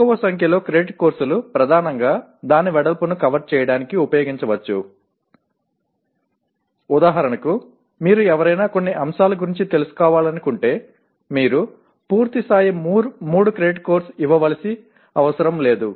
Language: Telugu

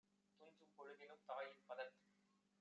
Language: Tamil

